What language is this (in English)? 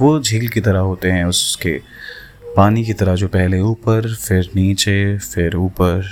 Hindi